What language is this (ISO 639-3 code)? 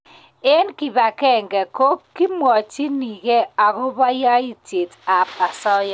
kln